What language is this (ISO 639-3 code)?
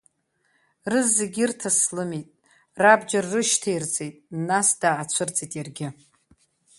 abk